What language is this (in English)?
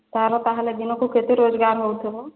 Odia